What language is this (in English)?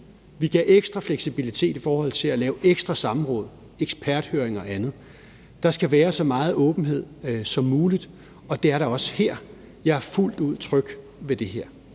Danish